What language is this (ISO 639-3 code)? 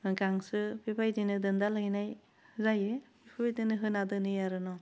brx